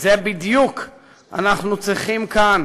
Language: Hebrew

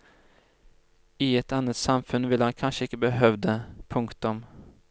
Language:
Norwegian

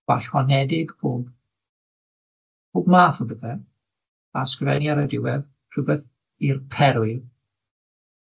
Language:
Welsh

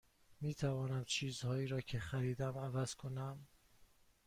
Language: Persian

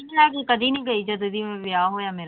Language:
Punjabi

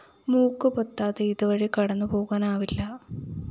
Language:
Malayalam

